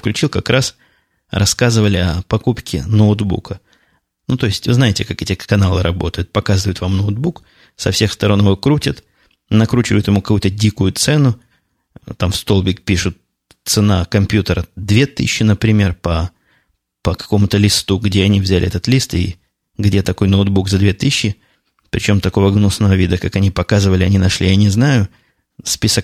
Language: Russian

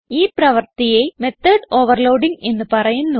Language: Malayalam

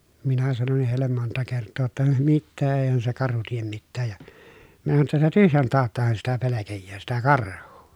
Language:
Finnish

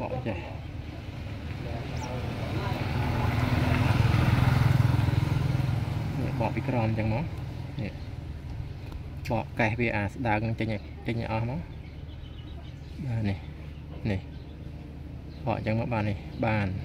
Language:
Thai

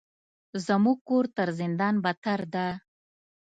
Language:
Pashto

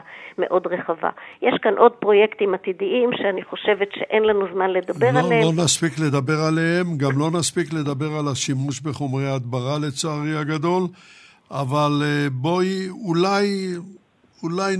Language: Hebrew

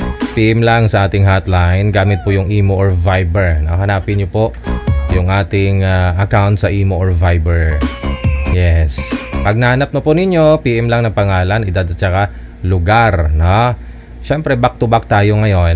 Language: Filipino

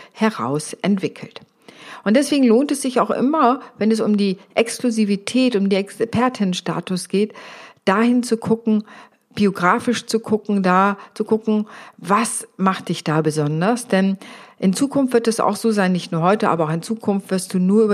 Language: German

